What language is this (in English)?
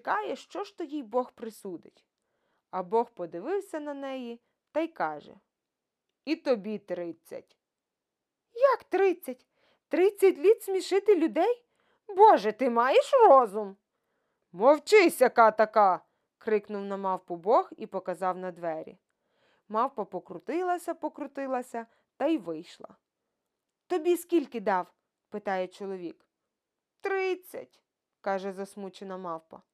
Ukrainian